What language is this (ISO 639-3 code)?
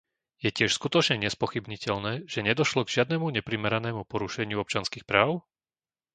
slk